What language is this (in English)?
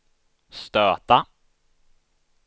Swedish